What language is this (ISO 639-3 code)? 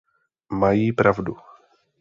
ces